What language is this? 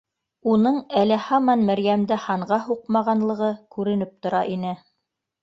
Bashkir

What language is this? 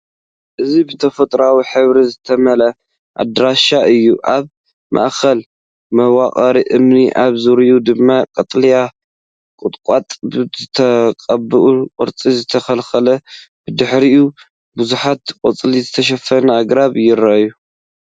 Tigrinya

